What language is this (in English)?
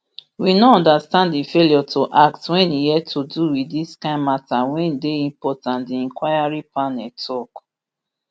Nigerian Pidgin